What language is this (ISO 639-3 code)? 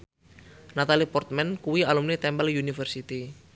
jav